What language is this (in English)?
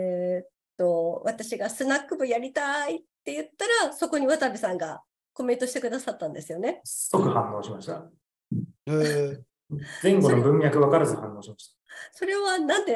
Japanese